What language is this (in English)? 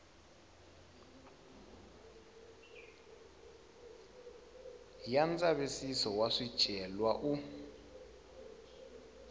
Tsonga